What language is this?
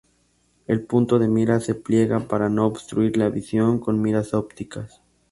Spanish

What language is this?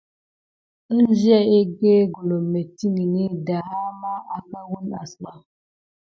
Gidar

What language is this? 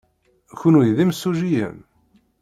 Kabyle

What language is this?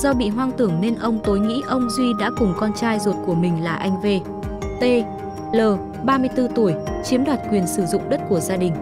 Vietnamese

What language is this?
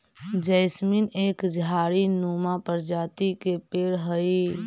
Magahi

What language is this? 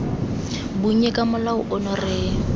Tswana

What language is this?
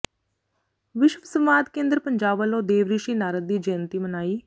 Punjabi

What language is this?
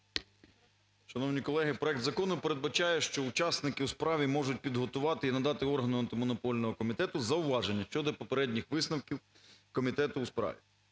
Ukrainian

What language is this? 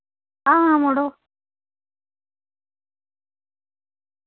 Dogri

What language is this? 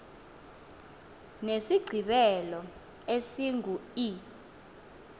Xhosa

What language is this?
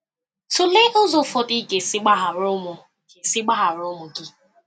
Igbo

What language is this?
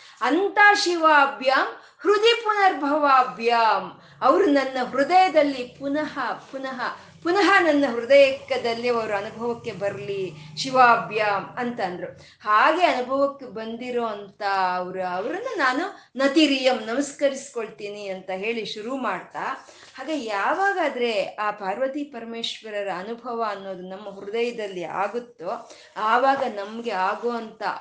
Kannada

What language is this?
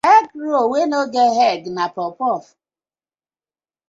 Nigerian Pidgin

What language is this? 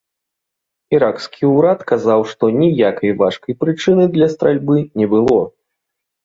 Belarusian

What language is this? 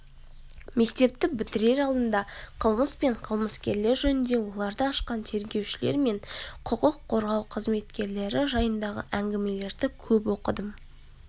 Kazakh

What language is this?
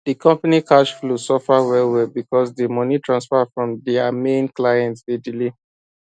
Nigerian Pidgin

